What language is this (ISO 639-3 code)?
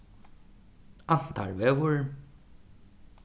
fao